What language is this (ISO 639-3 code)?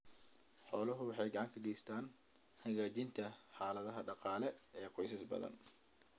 som